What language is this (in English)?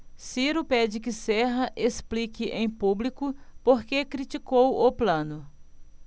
Portuguese